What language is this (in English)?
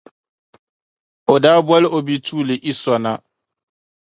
Dagbani